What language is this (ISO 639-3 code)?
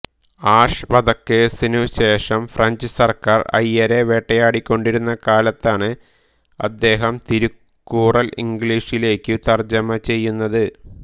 mal